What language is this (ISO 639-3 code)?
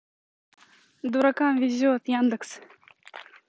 rus